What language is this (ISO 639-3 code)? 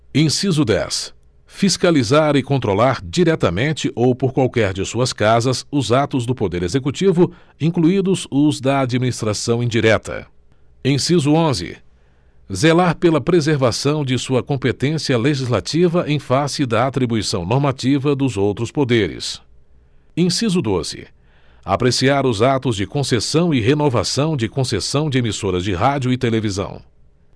por